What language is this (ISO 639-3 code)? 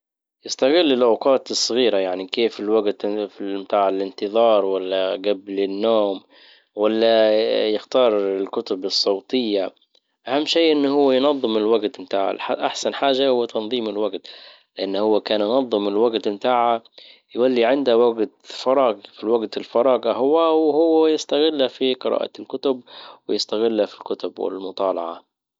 ayl